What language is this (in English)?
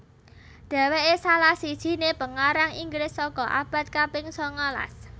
Javanese